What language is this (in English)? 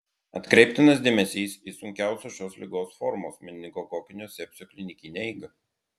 Lithuanian